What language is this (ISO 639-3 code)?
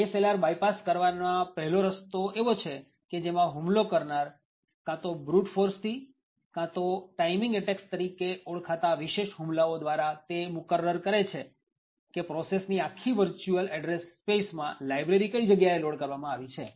guj